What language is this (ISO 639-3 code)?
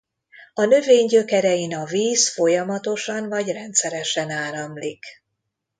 hun